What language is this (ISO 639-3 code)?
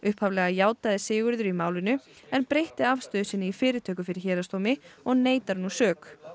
isl